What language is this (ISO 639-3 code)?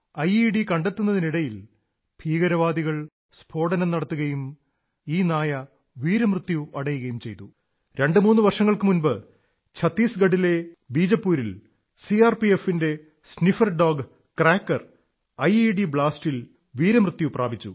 mal